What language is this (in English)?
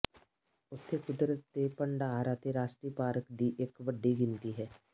Punjabi